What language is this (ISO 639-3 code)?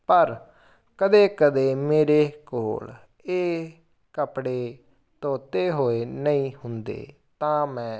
pan